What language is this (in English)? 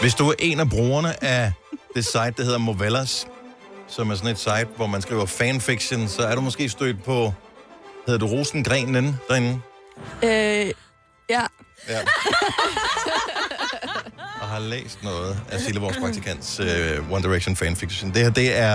Danish